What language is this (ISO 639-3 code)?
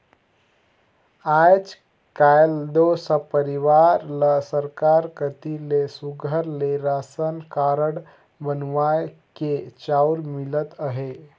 hne